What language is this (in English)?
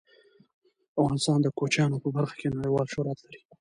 Pashto